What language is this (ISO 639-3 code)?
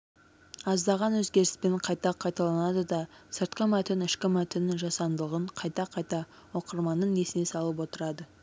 kaz